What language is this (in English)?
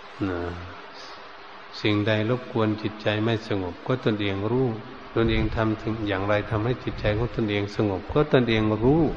Thai